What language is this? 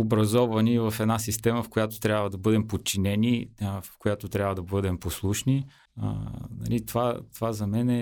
Bulgarian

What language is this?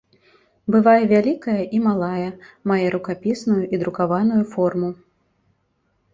Belarusian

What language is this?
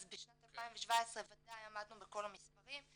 Hebrew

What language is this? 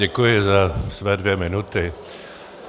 Czech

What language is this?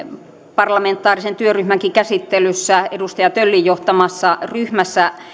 Finnish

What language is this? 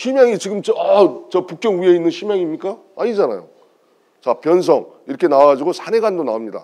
Korean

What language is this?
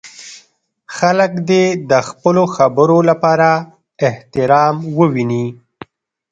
Pashto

